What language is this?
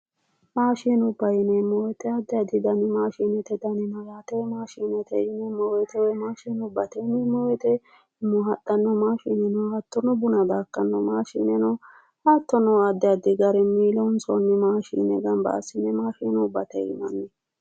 Sidamo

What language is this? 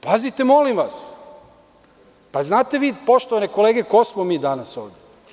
Serbian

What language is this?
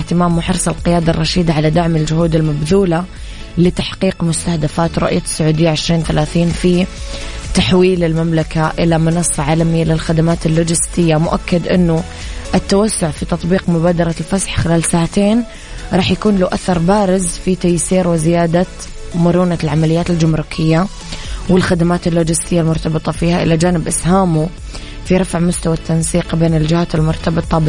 Arabic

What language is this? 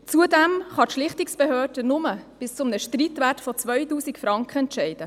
Swiss German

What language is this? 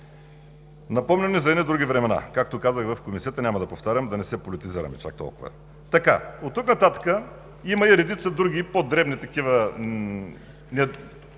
Bulgarian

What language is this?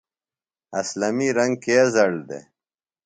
Phalura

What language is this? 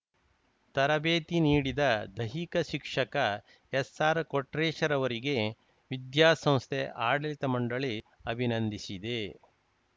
Kannada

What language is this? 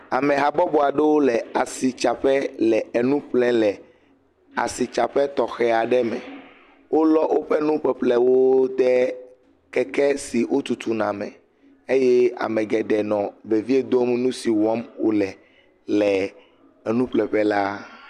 Ewe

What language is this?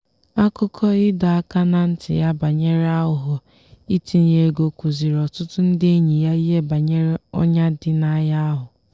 Igbo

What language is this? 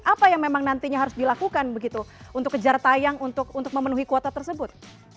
Indonesian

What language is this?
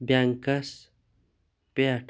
Kashmiri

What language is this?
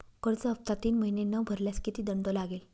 Marathi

